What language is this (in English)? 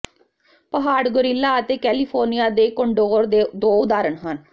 Punjabi